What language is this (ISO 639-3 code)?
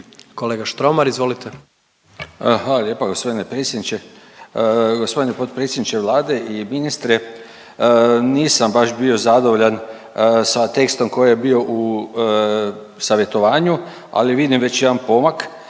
hrv